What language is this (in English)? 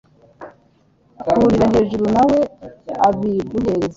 Kinyarwanda